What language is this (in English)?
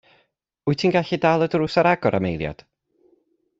Welsh